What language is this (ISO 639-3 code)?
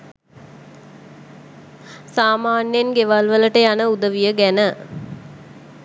sin